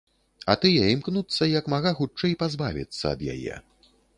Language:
Belarusian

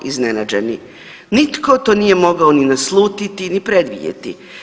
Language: Croatian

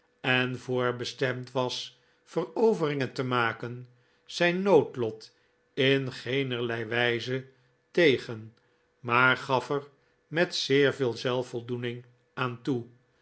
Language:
Dutch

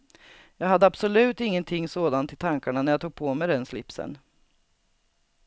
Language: Swedish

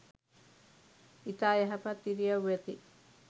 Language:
Sinhala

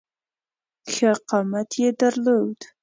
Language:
Pashto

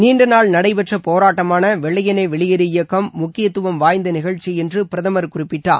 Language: Tamil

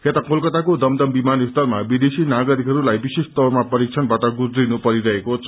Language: Nepali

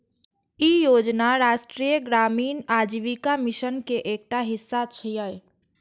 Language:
Maithili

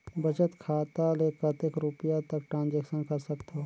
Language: Chhattisgarhi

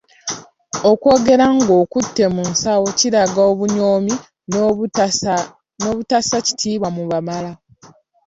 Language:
Ganda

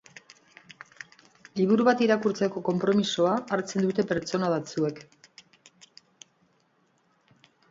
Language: Basque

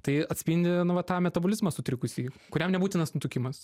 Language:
Lithuanian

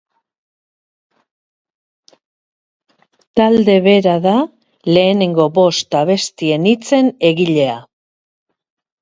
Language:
Basque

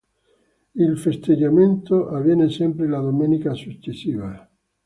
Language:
Italian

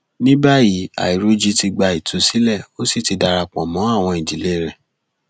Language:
Yoruba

